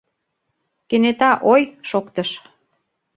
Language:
Mari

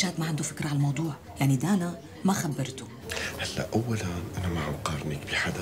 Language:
Arabic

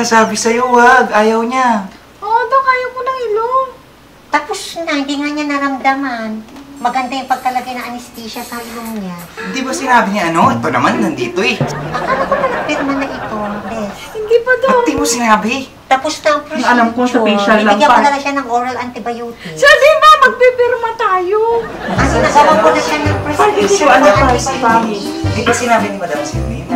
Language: Filipino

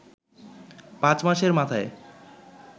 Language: Bangla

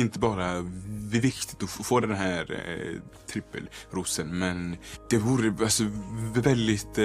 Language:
Swedish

